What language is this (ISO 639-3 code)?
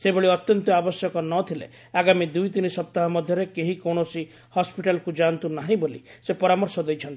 ori